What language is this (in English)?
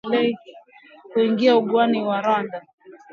Swahili